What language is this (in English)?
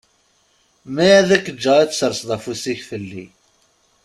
Kabyle